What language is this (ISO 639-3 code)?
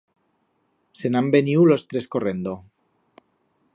arg